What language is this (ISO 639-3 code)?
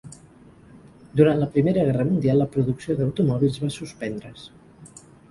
cat